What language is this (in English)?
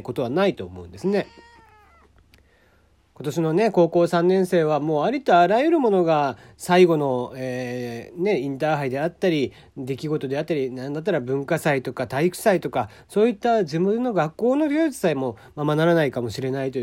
Japanese